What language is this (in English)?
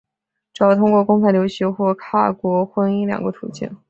Chinese